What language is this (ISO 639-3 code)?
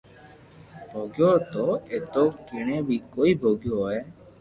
lrk